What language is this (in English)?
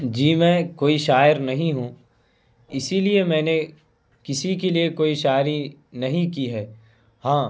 Urdu